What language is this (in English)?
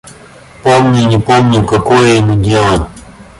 Russian